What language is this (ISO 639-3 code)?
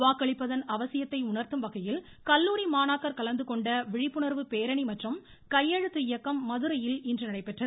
tam